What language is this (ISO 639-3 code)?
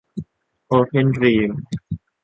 tha